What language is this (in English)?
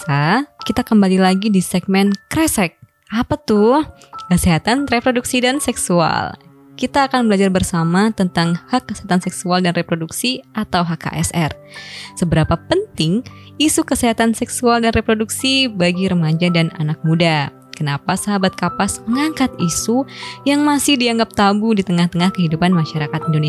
Indonesian